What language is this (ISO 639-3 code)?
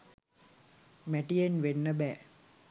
sin